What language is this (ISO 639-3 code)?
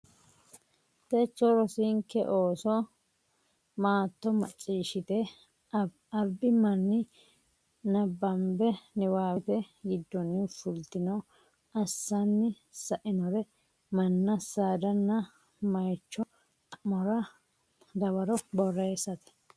sid